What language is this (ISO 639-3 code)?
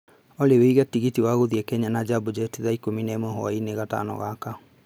kik